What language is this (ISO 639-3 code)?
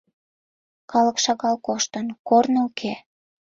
chm